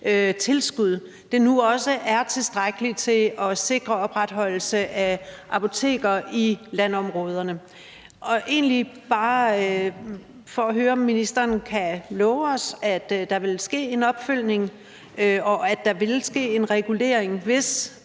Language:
Danish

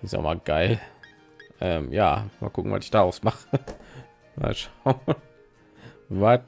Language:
German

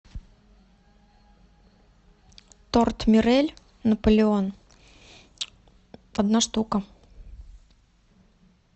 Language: Russian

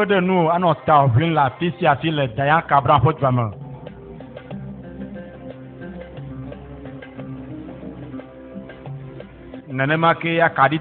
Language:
French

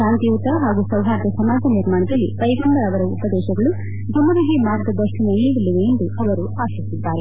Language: Kannada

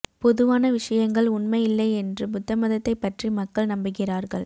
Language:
Tamil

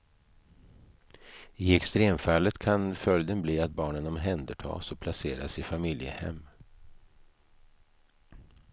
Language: Swedish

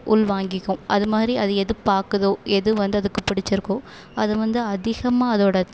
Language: Tamil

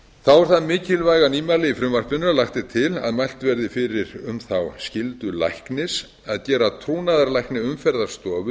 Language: Icelandic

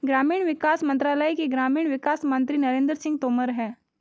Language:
Hindi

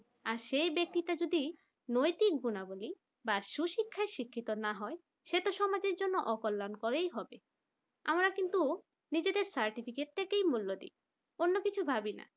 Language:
Bangla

